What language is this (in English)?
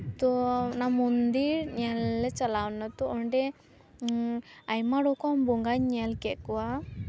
Santali